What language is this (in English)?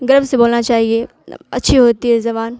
Urdu